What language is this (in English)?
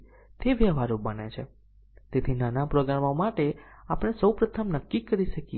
Gujarati